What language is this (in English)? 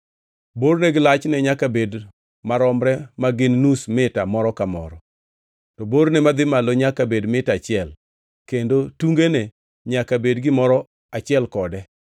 Luo (Kenya and Tanzania)